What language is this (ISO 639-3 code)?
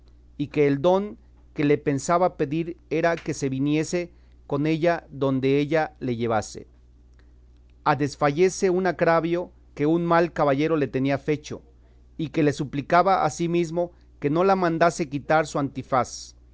spa